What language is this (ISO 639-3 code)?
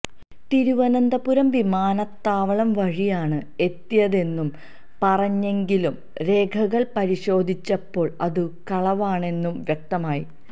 mal